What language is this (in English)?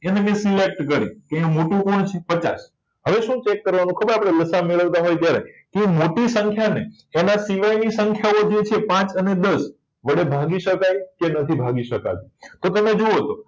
Gujarati